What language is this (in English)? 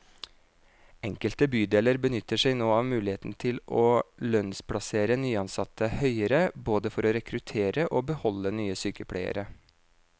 Norwegian